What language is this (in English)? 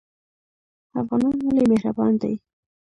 Pashto